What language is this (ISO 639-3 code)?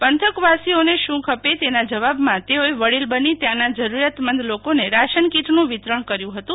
guj